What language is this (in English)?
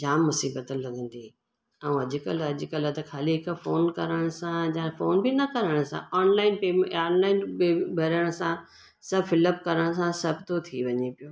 Sindhi